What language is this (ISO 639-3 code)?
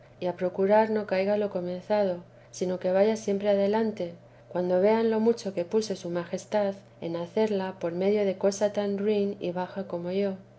spa